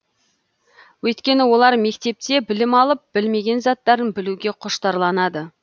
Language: Kazakh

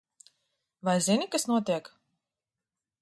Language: Latvian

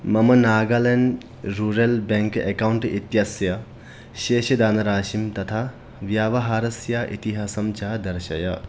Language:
Sanskrit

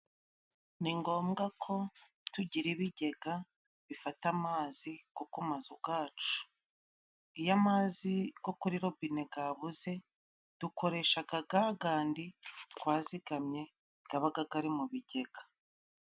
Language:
Kinyarwanda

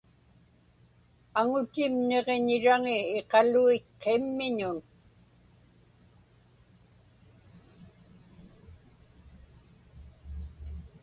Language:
Inupiaq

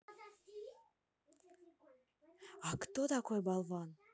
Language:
Russian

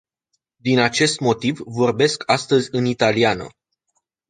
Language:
Romanian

